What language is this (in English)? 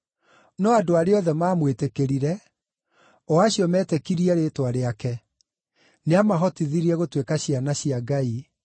Kikuyu